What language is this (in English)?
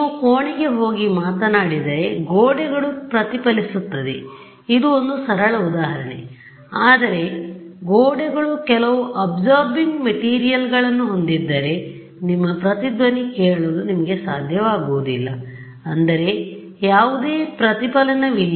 Kannada